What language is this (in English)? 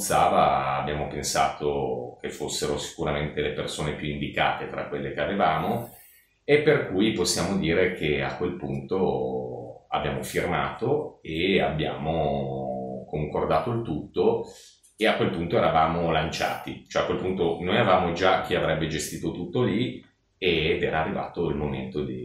Italian